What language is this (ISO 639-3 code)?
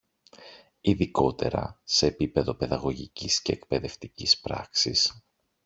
ell